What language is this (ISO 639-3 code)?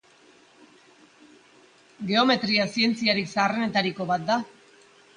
eus